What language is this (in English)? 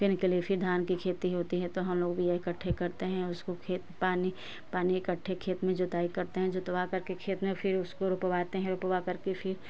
Hindi